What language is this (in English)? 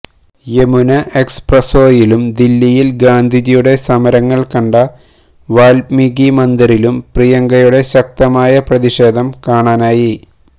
Malayalam